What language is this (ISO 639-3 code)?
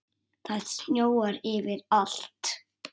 isl